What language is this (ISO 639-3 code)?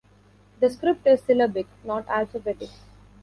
eng